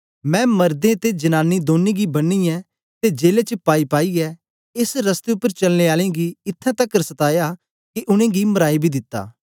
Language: Dogri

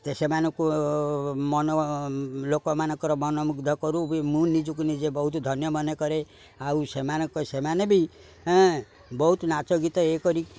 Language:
Odia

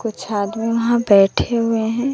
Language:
Hindi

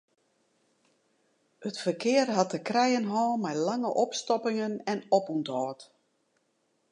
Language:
Western Frisian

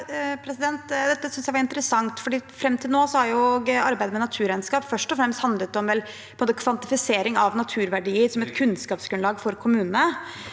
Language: Norwegian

